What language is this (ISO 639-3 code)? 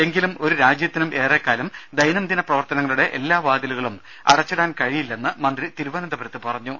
mal